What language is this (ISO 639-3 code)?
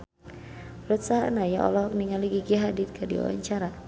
sun